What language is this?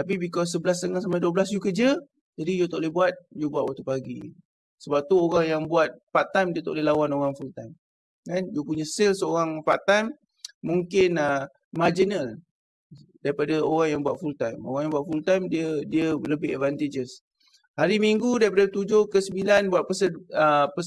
Malay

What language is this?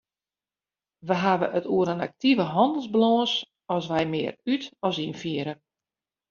Western Frisian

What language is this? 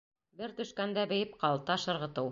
Bashkir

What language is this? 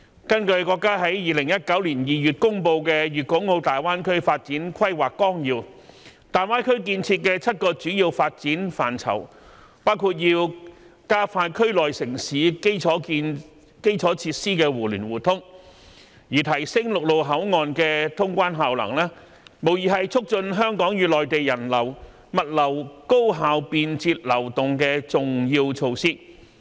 Cantonese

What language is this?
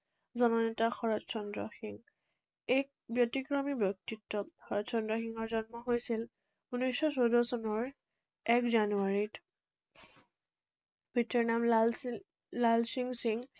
Assamese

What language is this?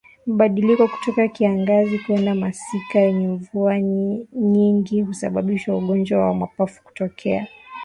Swahili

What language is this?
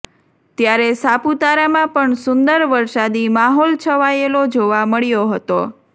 Gujarati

